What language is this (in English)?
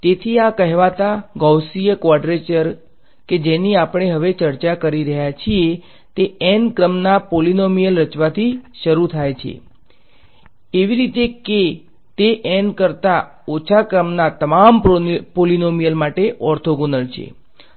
Gujarati